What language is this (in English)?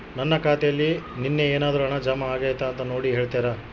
Kannada